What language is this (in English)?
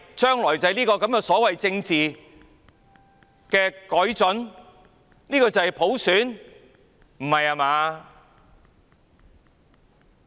Cantonese